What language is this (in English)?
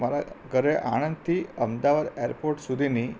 Gujarati